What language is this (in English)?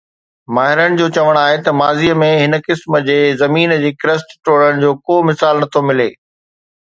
Sindhi